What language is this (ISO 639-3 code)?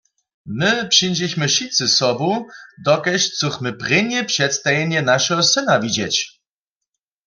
hsb